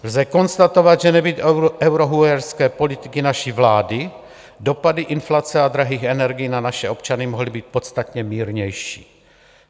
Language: Czech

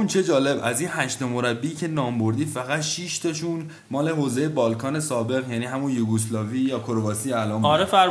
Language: Persian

